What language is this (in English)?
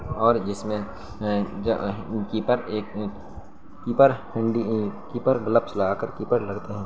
Urdu